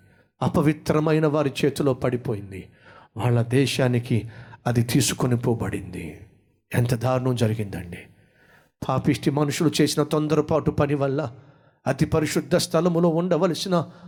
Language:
Telugu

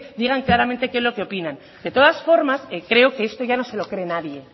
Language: Spanish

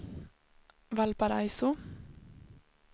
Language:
Swedish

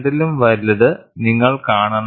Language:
Malayalam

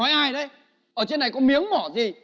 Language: Vietnamese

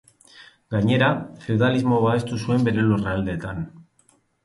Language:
Basque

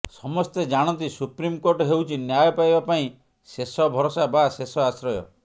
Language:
Odia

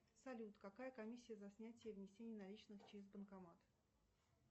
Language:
Russian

